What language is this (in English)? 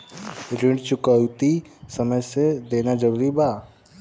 Bhojpuri